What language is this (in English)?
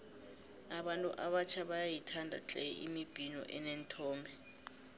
South Ndebele